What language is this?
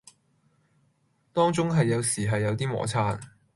Cantonese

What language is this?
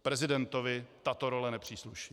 Czech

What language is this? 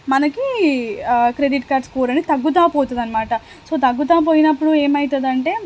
Telugu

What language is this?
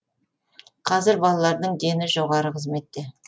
Kazakh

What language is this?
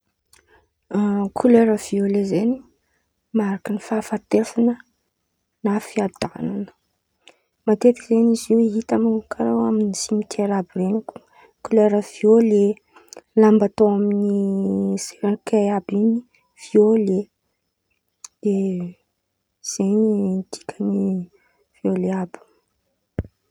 Antankarana Malagasy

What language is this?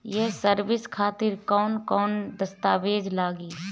Bhojpuri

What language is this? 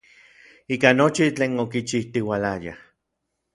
Orizaba Nahuatl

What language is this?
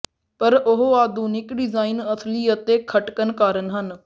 Punjabi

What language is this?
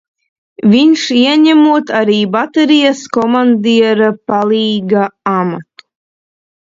Latvian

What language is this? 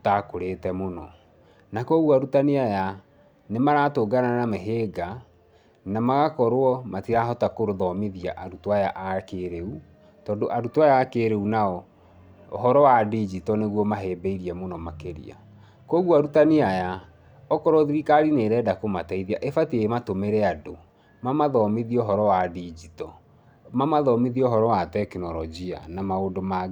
Kikuyu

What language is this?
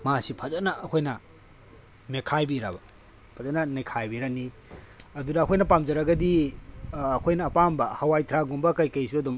Manipuri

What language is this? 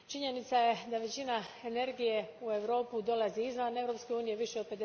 Croatian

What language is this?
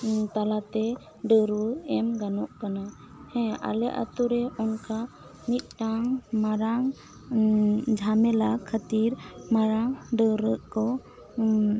Santali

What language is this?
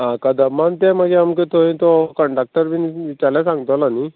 Konkani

